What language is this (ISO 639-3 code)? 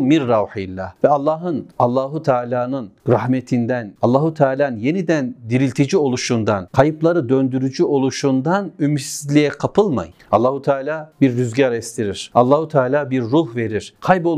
tur